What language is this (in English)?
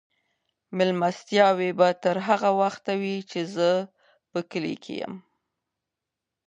Pashto